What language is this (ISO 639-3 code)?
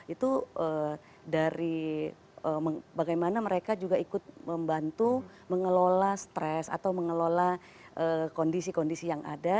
ind